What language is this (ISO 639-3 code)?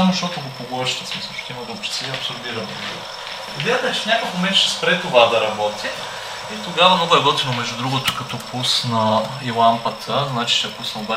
bul